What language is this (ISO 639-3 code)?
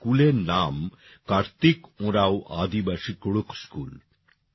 ben